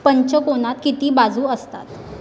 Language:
Marathi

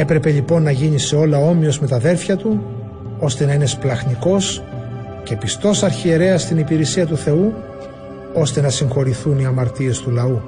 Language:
Greek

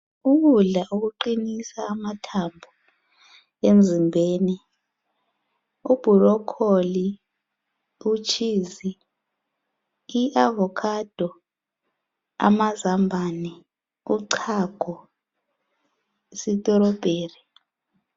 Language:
North Ndebele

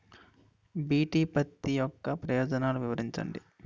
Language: Telugu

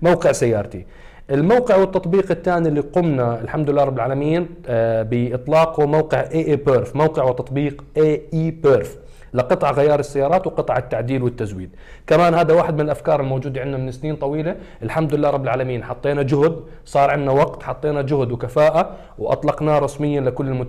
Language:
Arabic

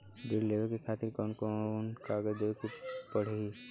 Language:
Bhojpuri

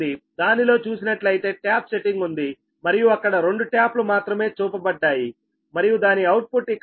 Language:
Telugu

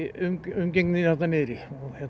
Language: Icelandic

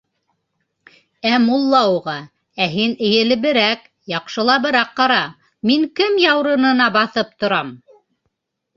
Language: Bashkir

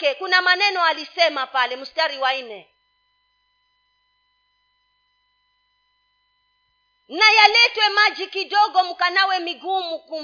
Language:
Swahili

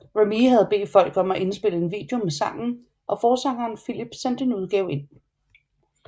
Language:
Danish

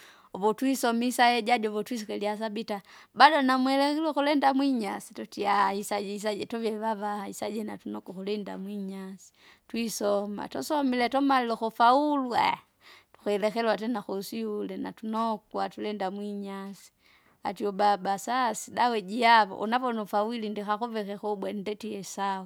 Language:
Kinga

